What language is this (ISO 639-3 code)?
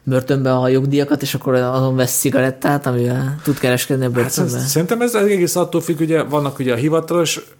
hun